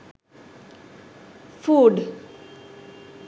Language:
Sinhala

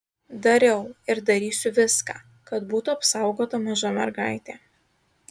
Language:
Lithuanian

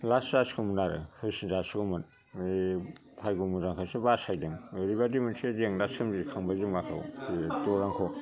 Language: Bodo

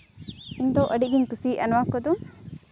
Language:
Santali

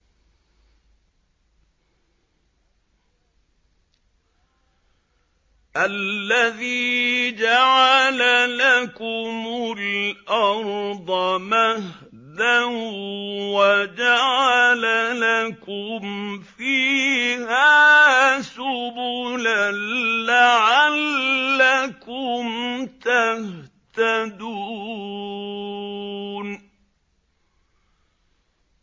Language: Arabic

